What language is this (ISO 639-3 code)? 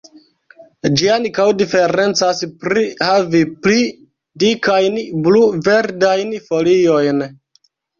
epo